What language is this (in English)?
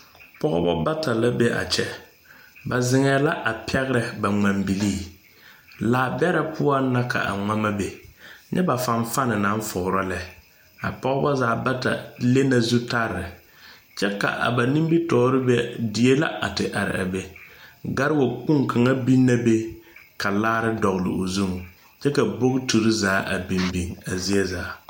Southern Dagaare